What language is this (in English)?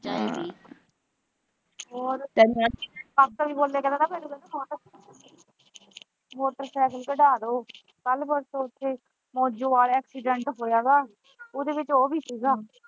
Punjabi